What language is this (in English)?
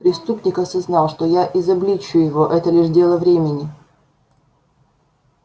Russian